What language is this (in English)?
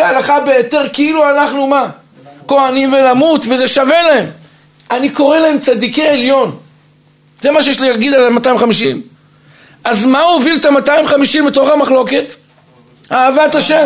Hebrew